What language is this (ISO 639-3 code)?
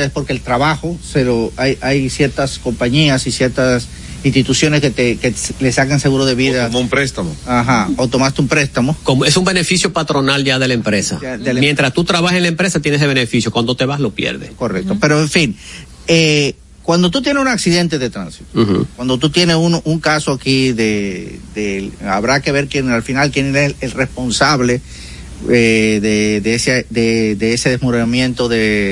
spa